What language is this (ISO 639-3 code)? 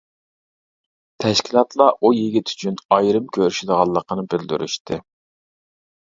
uig